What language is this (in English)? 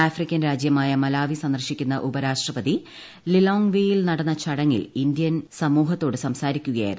Malayalam